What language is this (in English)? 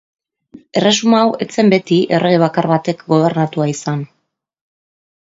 Basque